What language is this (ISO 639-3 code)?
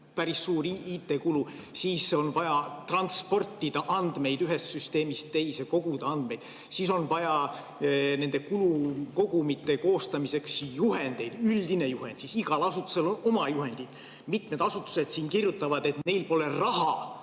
est